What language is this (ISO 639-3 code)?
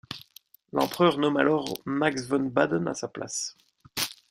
fra